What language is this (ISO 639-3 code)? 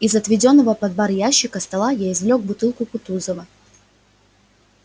rus